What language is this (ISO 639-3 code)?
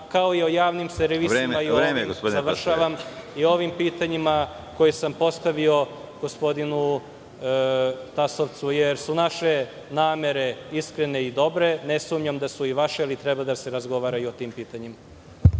srp